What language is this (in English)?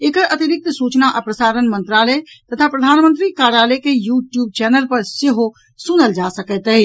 Maithili